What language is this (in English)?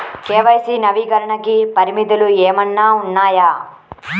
Telugu